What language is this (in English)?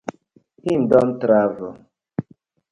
Nigerian Pidgin